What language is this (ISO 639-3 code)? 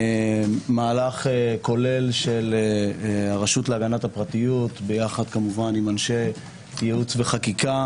heb